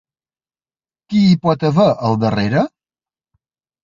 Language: Catalan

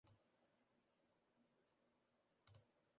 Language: Western Frisian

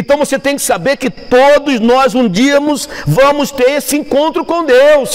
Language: Portuguese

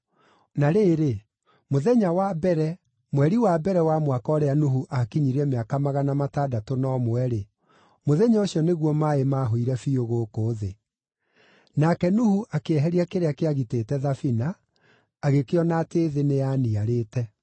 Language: Kikuyu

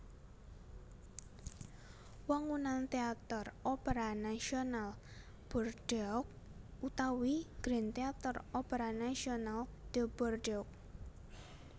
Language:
Javanese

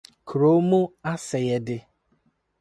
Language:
Akan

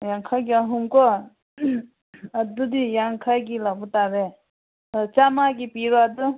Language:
Manipuri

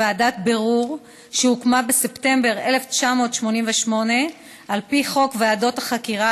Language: Hebrew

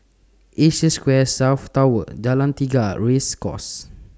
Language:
English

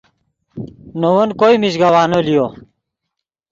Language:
Yidgha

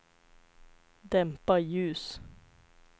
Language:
Swedish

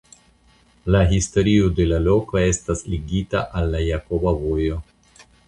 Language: Esperanto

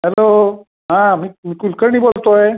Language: Marathi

